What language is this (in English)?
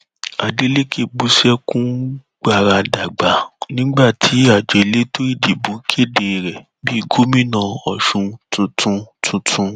Yoruba